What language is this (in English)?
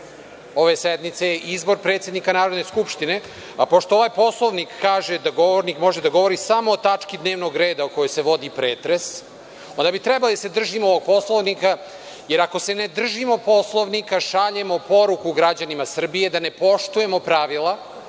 Serbian